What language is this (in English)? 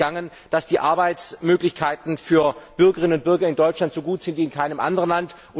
German